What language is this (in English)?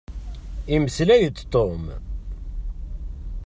Kabyle